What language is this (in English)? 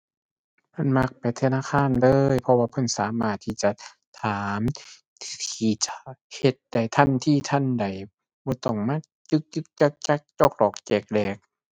Thai